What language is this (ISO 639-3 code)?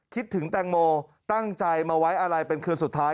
tha